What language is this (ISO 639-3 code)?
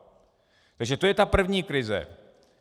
ces